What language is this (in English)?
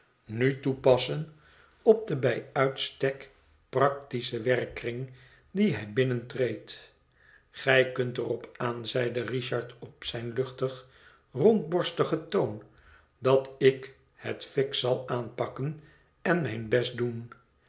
Dutch